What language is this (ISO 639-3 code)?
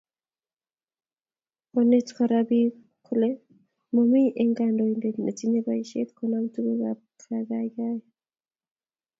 kln